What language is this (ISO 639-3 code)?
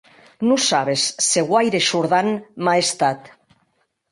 oci